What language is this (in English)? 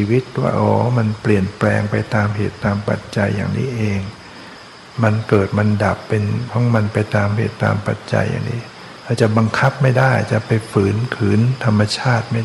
Thai